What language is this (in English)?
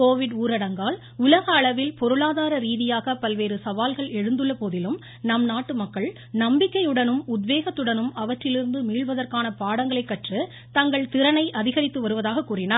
Tamil